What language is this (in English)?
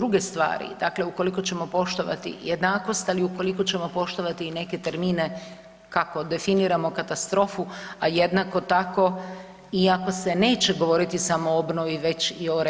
Croatian